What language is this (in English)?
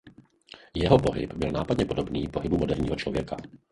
Czech